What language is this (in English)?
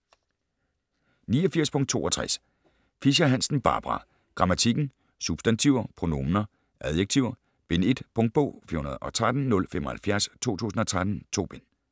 Danish